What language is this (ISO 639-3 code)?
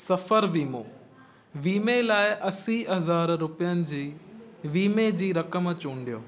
snd